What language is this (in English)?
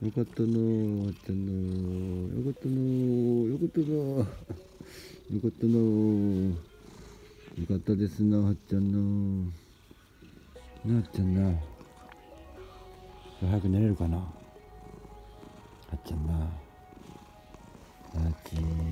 Japanese